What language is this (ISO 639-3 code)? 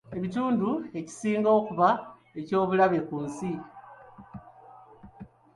lug